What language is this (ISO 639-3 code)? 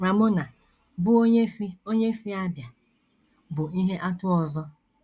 ibo